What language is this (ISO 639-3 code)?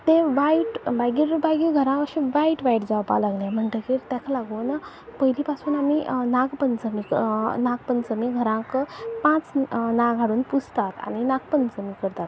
kok